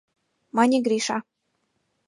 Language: Mari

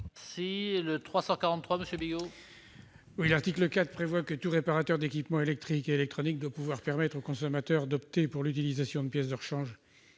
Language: French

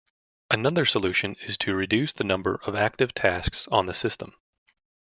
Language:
English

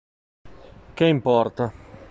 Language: Italian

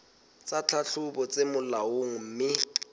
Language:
Southern Sotho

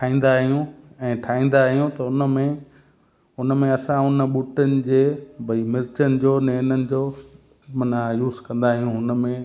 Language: Sindhi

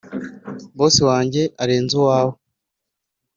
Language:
Kinyarwanda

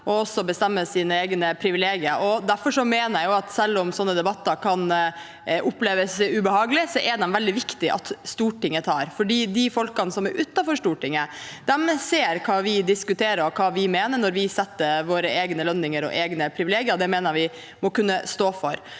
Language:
Norwegian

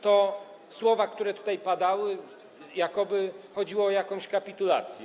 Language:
Polish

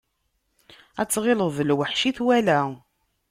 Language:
Kabyle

